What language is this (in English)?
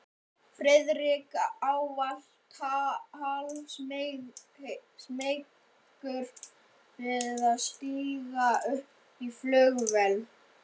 Icelandic